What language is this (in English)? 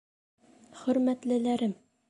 Bashkir